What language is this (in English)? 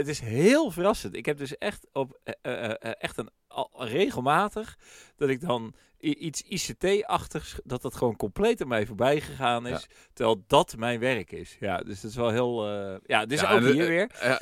Dutch